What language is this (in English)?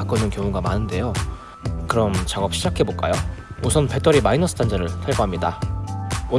Korean